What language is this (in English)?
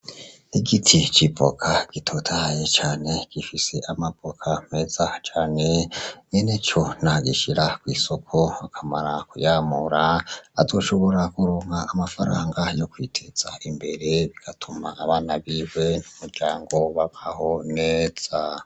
Rundi